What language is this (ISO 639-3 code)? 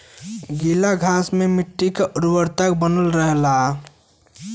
bho